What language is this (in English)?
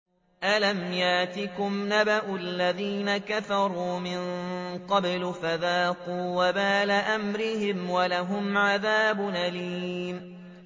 Arabic